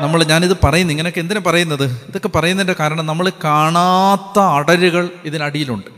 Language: Malayalam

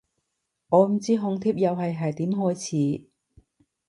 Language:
Cantonese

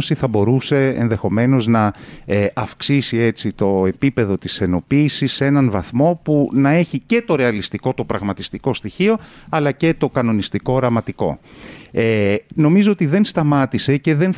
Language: Greek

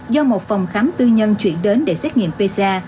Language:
Vietnamese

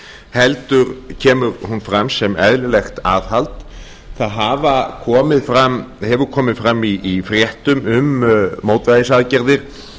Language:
Icelandic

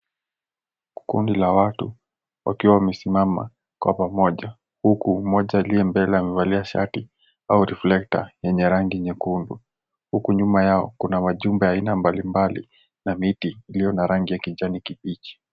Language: Swahili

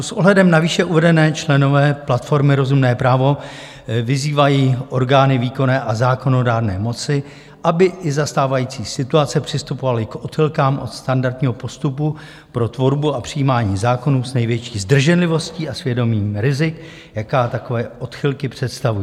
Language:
Czech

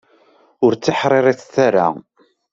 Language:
Kabyle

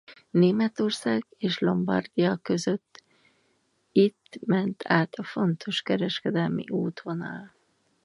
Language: Hungarian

